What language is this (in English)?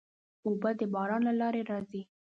Pashto